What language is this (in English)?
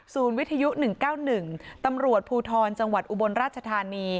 Thai